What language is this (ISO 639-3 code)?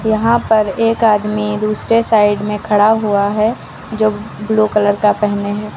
hin